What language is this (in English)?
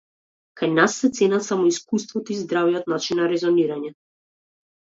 Macedonian